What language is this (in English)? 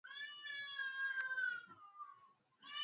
Swahili